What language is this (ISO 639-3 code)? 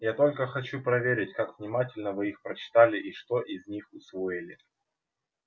rus